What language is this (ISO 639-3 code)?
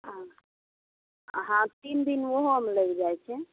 mai